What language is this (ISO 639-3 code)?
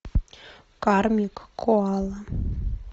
rus